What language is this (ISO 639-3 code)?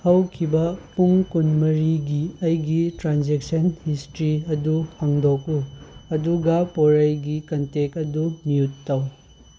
mni